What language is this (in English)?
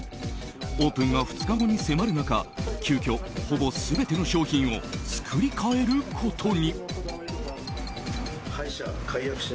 Japanese